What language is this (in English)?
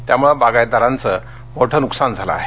Marathi